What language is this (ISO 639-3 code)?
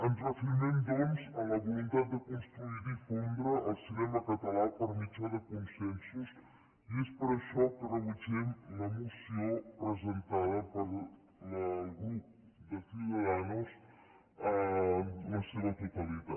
cat